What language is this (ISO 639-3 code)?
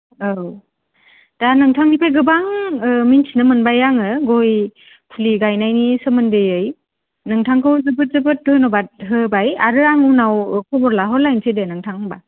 brx